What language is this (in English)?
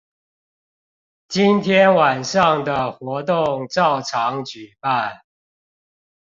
Chinese